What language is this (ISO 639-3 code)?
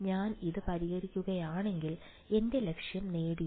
mal